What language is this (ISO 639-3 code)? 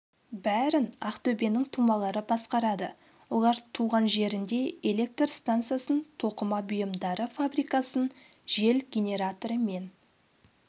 kaz